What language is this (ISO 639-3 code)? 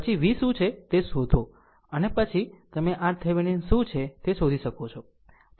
guj